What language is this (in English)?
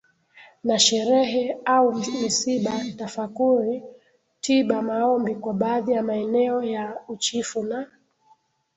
Swahili